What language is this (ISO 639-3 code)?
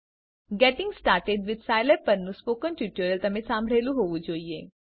guj